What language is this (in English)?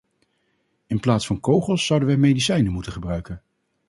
Dutch